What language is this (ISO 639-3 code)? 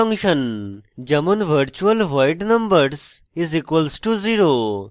ben